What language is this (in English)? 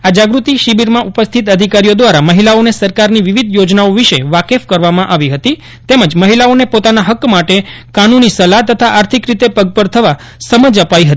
Gujarati